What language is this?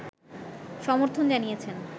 Bangla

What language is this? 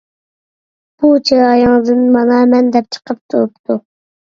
Uyghur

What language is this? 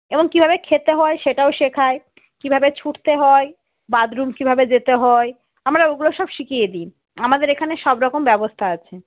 Bangla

